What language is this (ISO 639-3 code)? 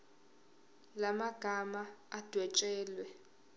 zul